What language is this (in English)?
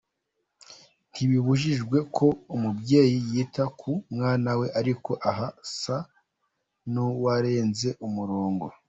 Kinyarwanda